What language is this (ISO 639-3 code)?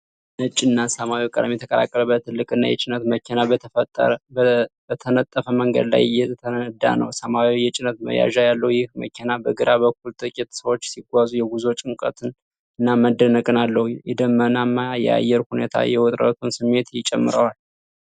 amh